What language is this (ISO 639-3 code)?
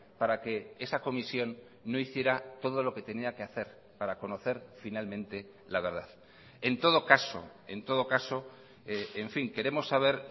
spa